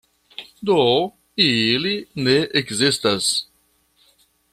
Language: Esperanto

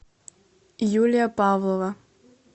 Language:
Russian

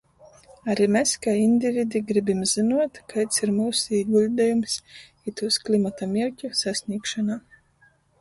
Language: Latgalian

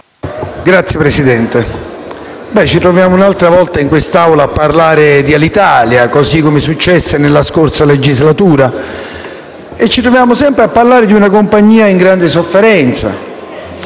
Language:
Italian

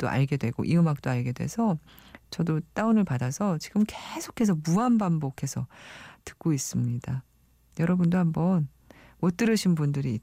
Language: Korean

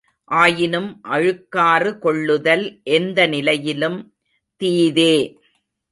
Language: Tamil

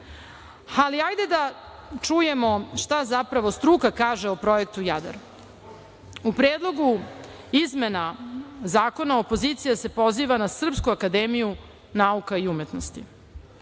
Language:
Serbian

